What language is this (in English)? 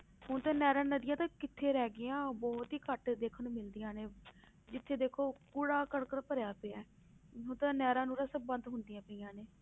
Punjabi